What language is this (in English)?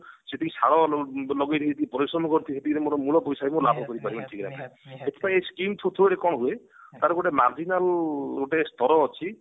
Odia